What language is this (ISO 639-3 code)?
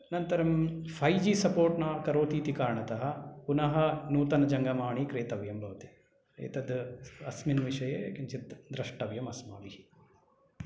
san